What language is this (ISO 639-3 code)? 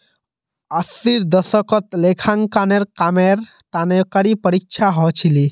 mag